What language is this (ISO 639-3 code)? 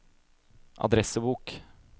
nor